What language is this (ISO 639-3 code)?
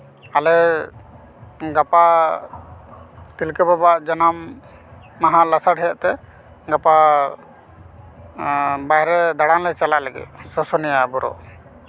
sat